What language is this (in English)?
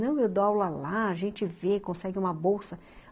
Portuguese